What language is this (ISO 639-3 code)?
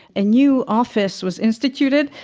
eng